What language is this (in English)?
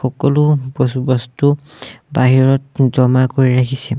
Assamese